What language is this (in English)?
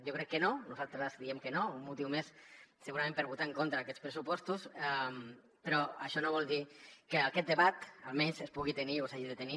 Catalan